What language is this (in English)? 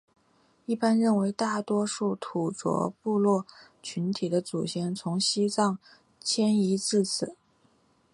Chinese